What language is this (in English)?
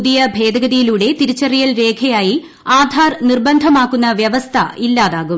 Malayalam